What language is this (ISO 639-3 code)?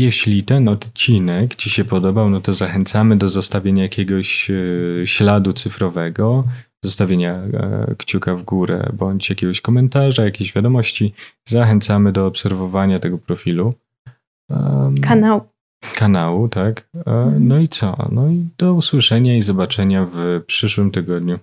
pol